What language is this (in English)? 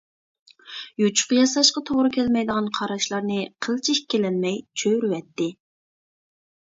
Uyghur